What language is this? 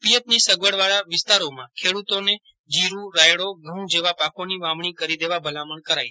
Gujarati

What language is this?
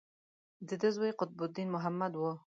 Pashto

